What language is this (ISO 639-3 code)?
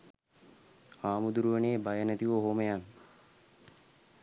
sin